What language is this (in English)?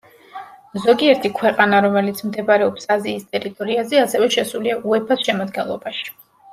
Georgian